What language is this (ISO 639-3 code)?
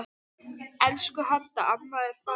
isl